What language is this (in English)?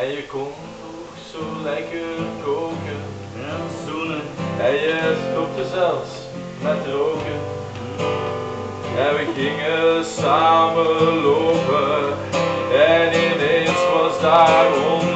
Romanian